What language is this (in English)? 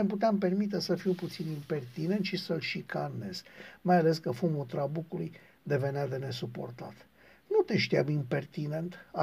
Romanian